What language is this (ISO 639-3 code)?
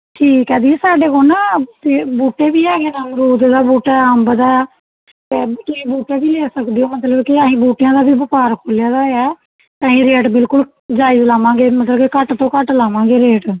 pan